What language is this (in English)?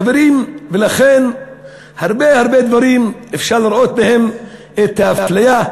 Hebrew